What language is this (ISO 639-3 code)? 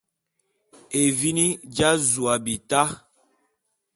bum